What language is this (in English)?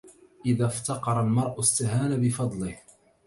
Arabic